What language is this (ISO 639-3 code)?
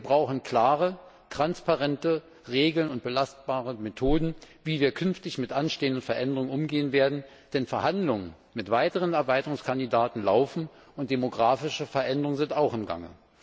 deu